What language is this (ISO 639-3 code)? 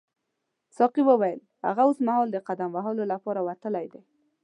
pus